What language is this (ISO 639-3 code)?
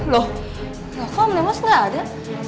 ind